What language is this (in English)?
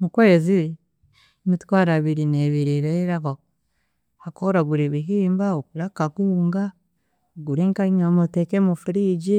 Chiga